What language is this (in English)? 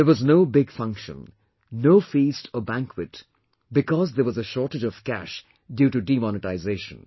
English